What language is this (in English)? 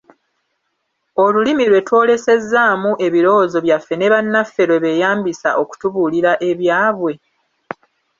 Ganda